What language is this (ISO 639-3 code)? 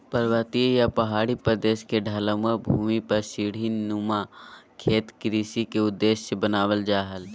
mag